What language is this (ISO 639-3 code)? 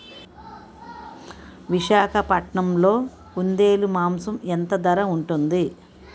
tel